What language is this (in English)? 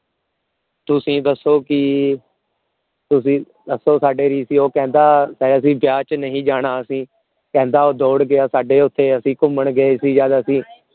Punjabi